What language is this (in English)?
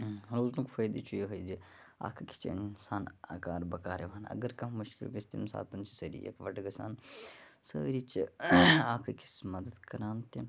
Kashmiri